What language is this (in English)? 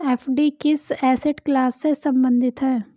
Hindi